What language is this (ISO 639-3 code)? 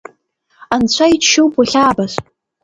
abk